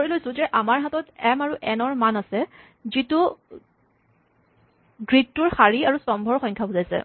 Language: Assamese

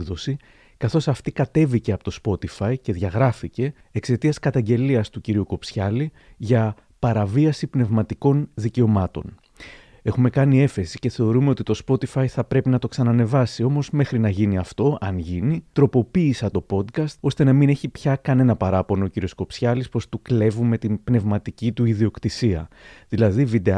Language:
Greek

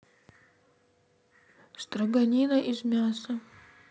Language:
Russian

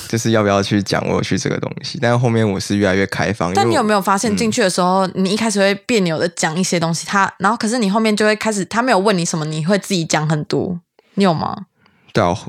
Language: Chinese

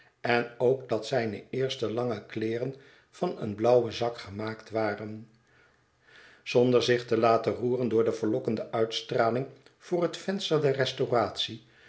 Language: Dutch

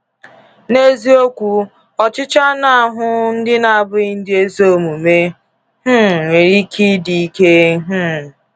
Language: Igbo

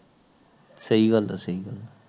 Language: Punjabi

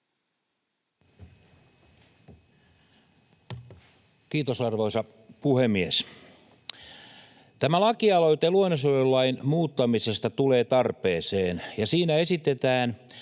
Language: Finnish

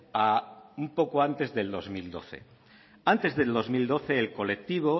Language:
Spanish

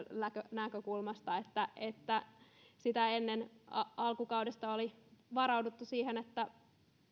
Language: Finnish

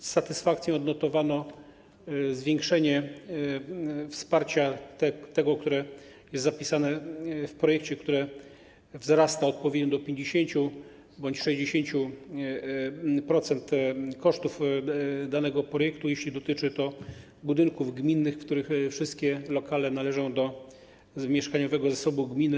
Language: Polish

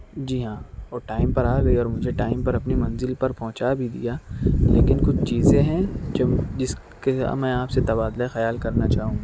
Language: Urdu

